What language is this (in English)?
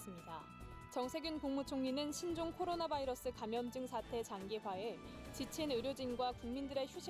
Korean